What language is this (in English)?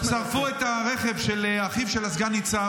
Hebrew